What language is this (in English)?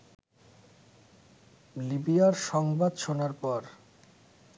Bangla